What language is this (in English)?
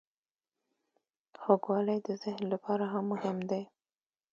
Pashto